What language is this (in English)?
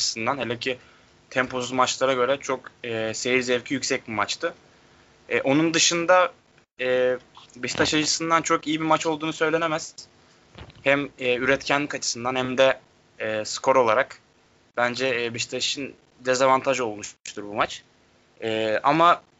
Turkish